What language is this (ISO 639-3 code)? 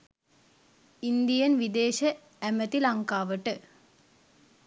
sin